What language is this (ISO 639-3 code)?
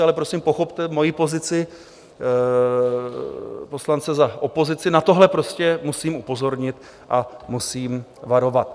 ces